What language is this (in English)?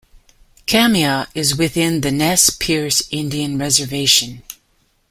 English